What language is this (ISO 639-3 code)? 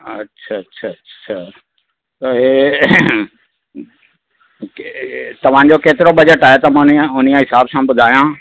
snd